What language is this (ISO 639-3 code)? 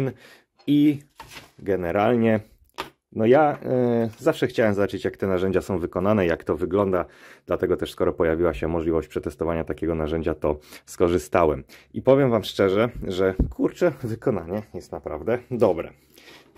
pol